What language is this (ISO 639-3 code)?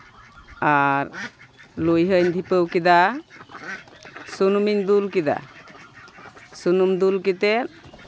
sat